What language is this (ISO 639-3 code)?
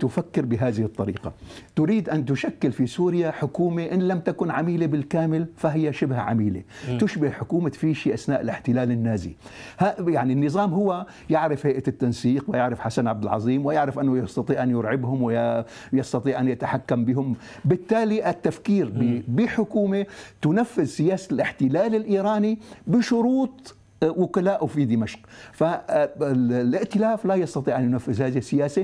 ara